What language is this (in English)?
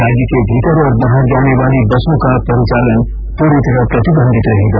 Hindi